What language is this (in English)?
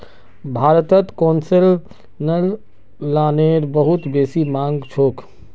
Magahi